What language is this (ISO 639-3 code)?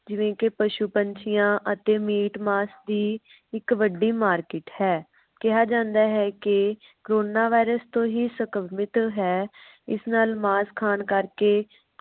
pan